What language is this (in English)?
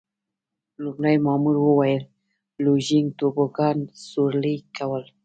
Pashto